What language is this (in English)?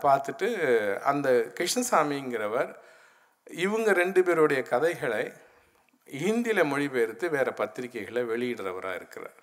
Tamil